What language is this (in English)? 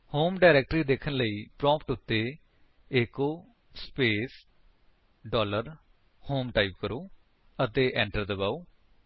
Punjabi